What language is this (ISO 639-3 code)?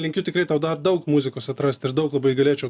lit